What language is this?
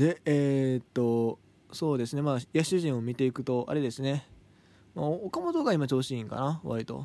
Japanese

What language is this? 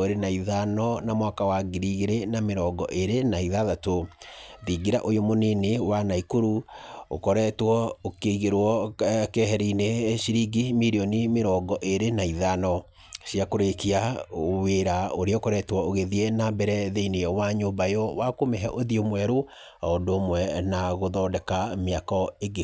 Kikuyu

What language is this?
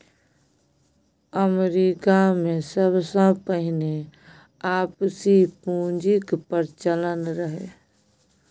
Maithili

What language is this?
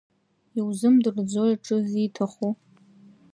Abkhazian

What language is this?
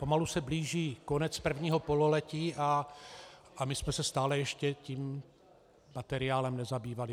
Czech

